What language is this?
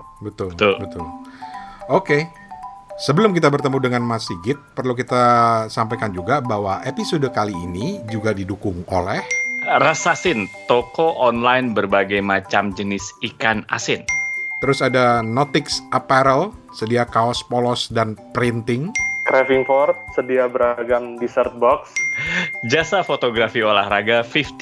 Indonesian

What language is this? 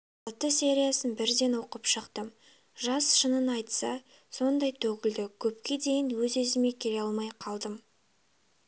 Kazakh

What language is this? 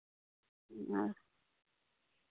Santali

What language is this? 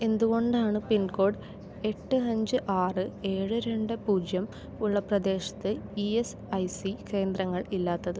Malayalam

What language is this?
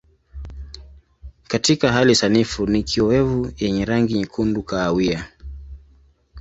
Swahili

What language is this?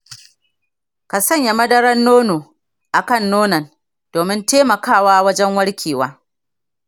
Hausa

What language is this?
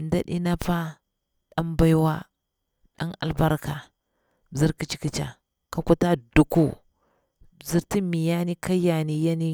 Bura-Pabir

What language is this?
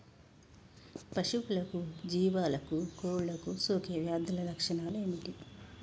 Telugu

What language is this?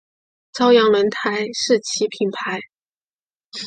Chinese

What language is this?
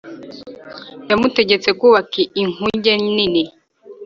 Kinyarwanda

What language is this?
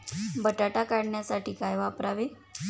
Marathi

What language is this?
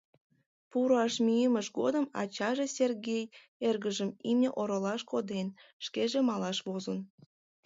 Mari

